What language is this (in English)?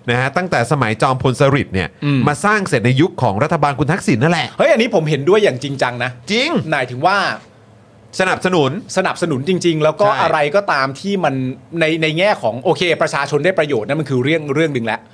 Thai